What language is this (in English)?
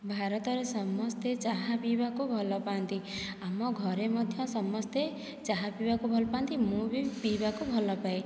Odia